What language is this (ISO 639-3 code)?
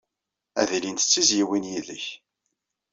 kab